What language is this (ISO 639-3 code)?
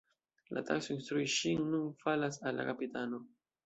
epo